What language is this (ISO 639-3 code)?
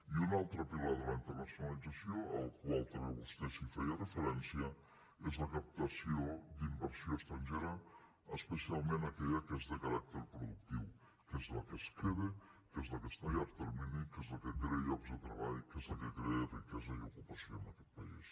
cat